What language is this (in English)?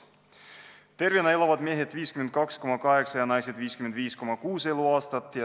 Estonian